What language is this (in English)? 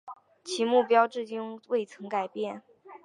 Chinese